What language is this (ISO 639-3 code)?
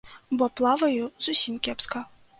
bel